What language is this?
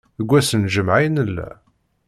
Kabyle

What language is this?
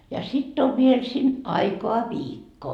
Finnish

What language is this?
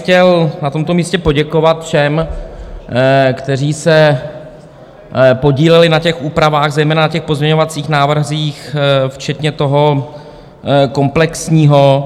Czech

